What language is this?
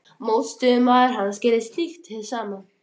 Icelandic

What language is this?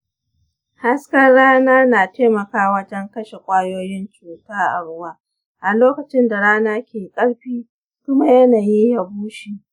Hausa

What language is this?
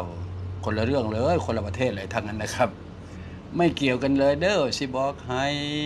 Thai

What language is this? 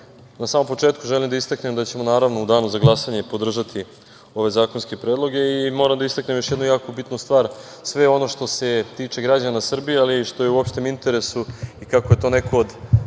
Serbian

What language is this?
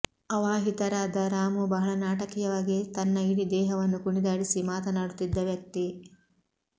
Kannada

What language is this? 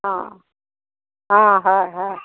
Assamese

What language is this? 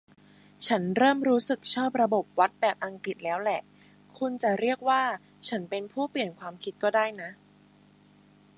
Thai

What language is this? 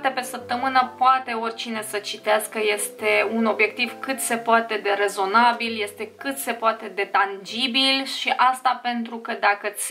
Romanian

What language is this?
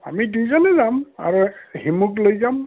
Assamese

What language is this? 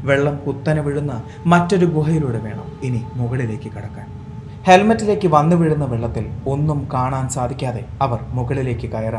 Malayalam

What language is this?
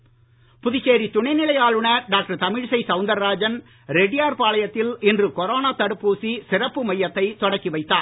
Tamil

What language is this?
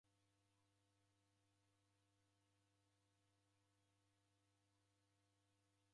Taita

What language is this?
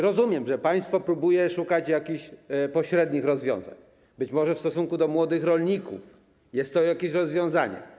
Polish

